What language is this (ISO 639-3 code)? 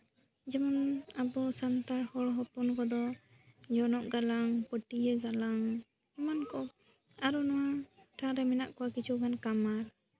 sat